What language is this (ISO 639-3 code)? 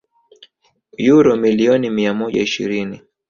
swa